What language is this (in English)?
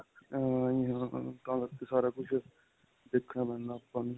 Punjabi